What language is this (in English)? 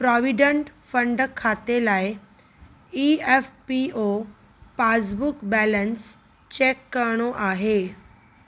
Sindhi